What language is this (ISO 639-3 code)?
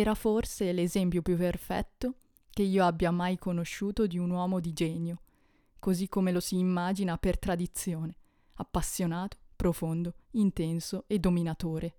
ita